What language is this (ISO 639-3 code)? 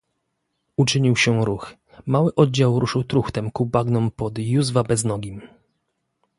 pol